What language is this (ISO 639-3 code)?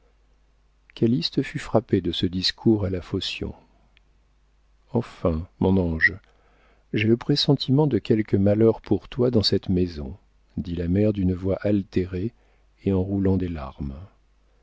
fra